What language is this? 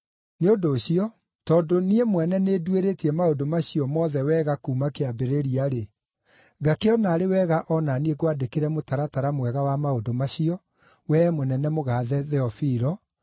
Kikuyu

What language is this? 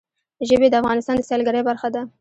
Pashto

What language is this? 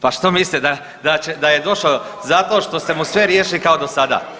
Croatian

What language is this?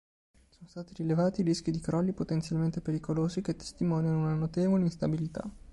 Italian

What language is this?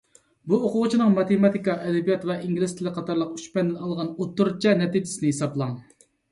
Uyghur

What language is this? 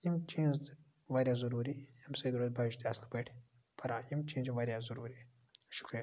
Kashmiri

